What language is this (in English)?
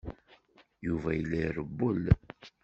Kabyle